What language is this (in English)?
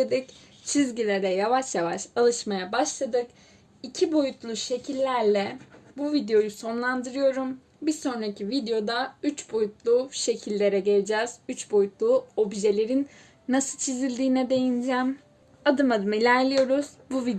Turkish